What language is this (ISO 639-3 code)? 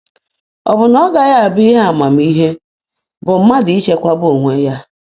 ibo